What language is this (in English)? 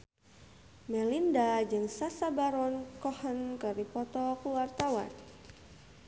Sundanese